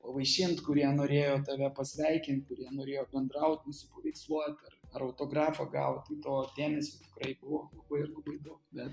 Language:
Lithuanian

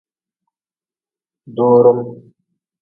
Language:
Nawdm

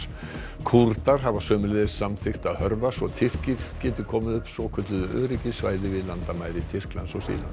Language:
Icelandic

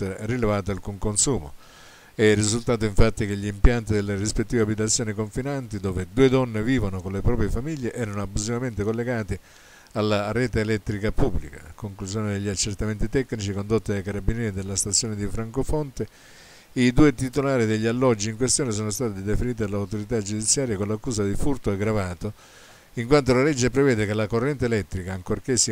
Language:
Italian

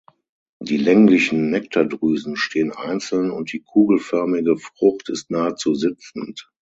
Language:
German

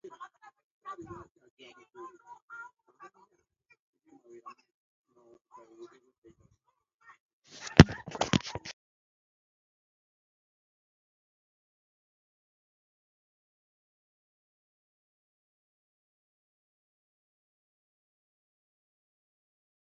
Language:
Swahili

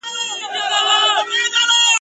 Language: Pashto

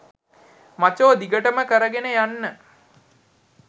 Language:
Sinhala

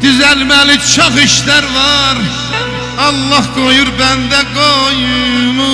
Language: Turkish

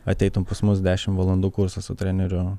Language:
Lithuanian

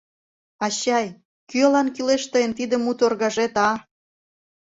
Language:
Mari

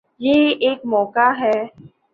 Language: Urdu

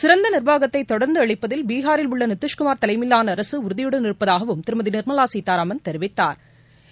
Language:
Tamil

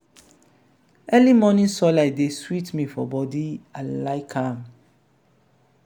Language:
Nigerian Pidgin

